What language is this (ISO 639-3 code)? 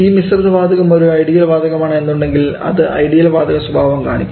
mal